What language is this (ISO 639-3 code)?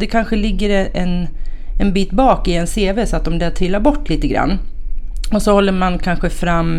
swe